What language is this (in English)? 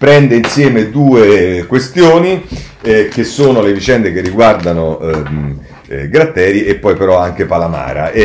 Italian